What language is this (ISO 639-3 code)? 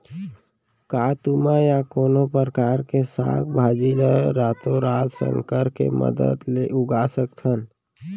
hne